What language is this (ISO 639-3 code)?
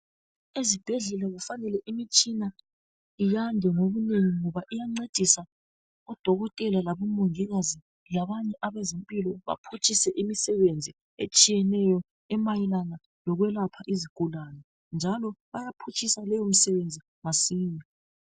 nde